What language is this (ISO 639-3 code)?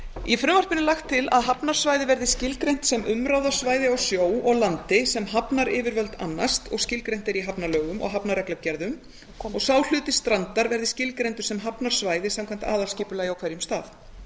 isl